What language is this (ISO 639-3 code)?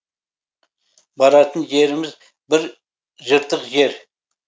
kaz